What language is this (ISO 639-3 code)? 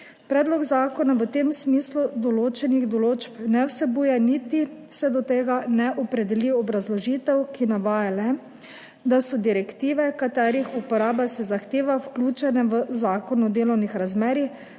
slv